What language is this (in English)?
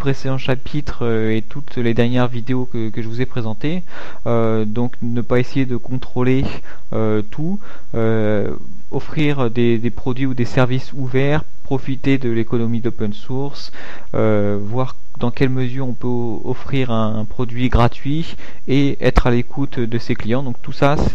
French